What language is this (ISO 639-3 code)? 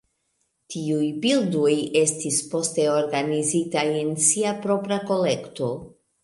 epo